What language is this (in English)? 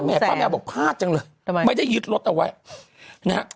Thai